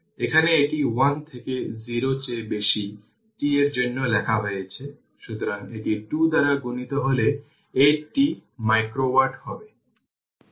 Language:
Bangla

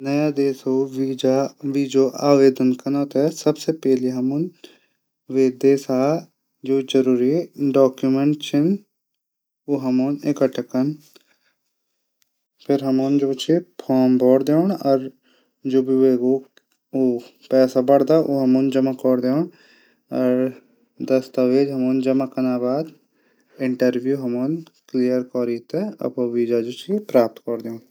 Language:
Garhwali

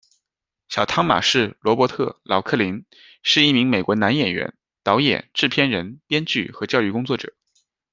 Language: Chinese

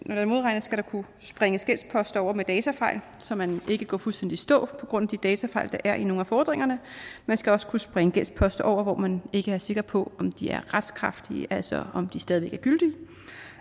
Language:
Danish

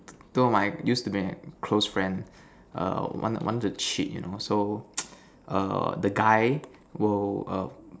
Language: English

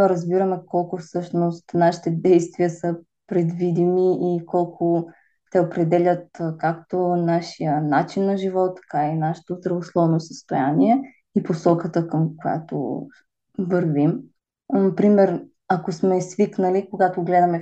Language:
Bulgarian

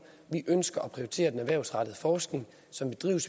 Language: Danish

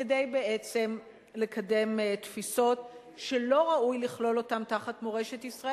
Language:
Hebrew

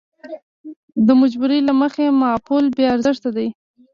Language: Pashto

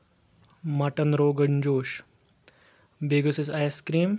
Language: Kashmiri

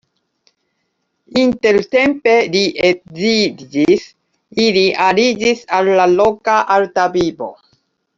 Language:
Esperanto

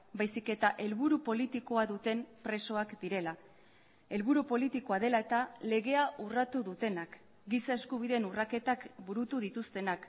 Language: Basque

